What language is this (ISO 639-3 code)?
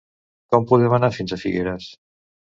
cat